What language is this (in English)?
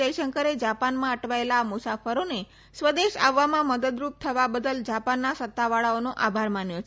Gujarati